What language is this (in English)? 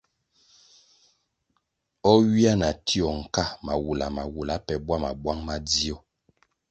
Kwasio